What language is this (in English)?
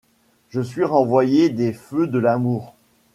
French